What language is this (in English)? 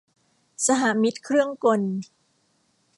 Thai